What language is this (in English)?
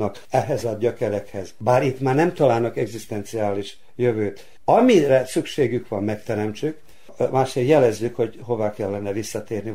Hungarian